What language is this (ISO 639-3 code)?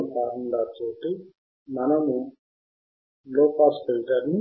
tel